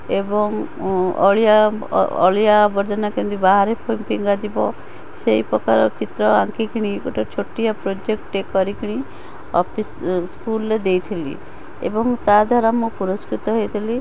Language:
Odia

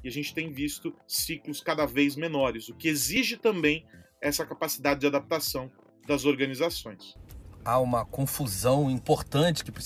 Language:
Portuguese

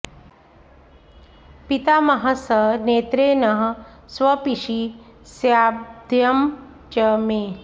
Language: Sanskrit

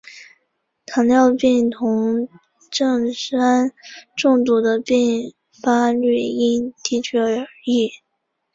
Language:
Chinese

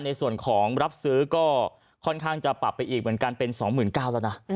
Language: Thai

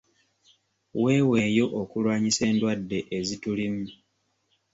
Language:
Ganda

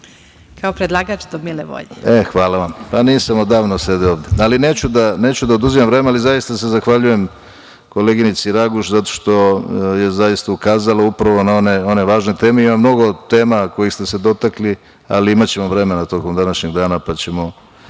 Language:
Serbian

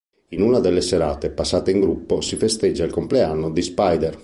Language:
Italian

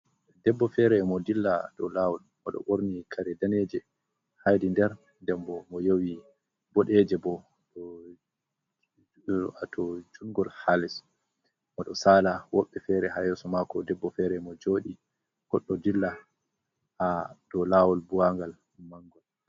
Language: Fula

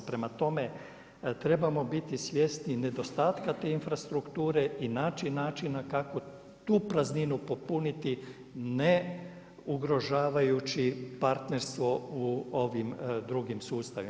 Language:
Croatian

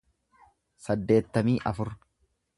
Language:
Oromo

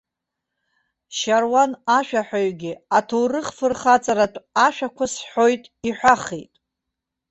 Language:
Abkhazian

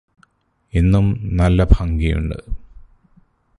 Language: Malayalam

